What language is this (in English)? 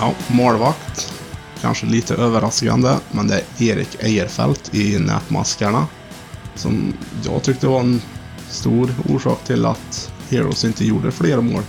Swedish